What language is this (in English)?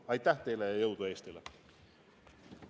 Estonian